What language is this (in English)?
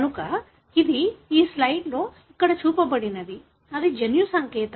Telugu